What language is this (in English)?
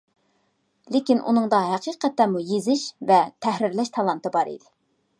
Uyghur